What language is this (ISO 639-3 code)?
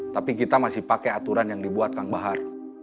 ind